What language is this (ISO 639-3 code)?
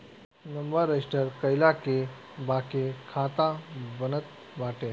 bho